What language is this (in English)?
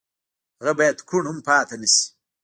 Pashto